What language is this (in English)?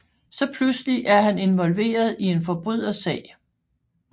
Danish